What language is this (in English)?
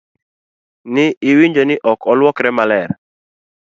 Luo (Kenya and Tanzania)